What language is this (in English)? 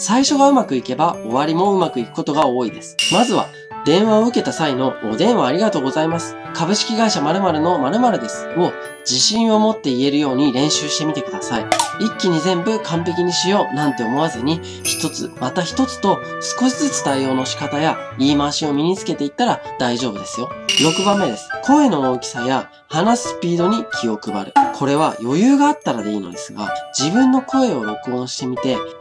Japanese